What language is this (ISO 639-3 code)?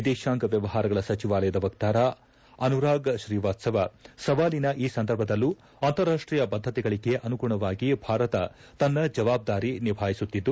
kan